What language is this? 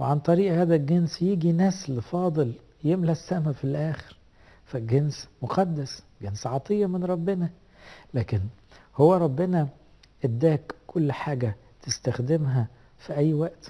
Arabic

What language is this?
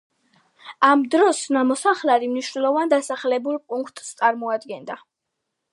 Georgian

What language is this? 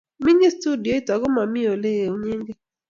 Kalenjin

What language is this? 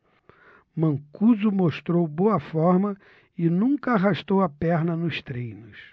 Portuguese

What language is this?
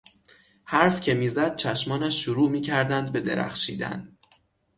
Persian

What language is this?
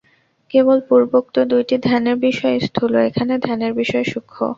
Bangla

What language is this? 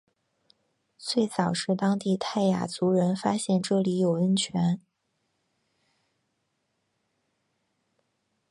Chinese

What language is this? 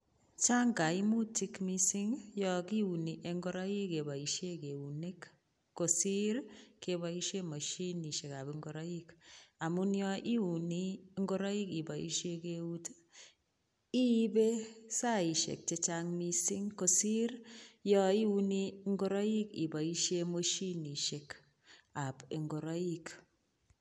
Kalenjin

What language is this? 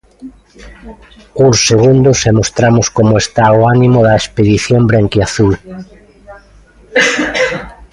Galician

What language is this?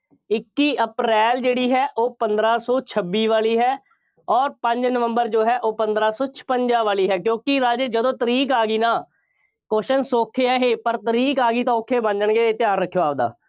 Punjabi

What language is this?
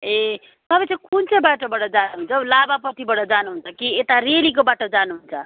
Nepali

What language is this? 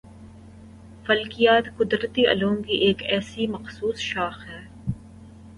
Urdu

